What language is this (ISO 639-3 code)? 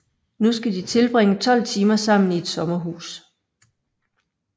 dan